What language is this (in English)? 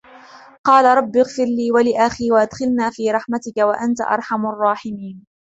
Arabic